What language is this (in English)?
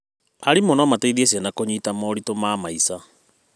Kikuyu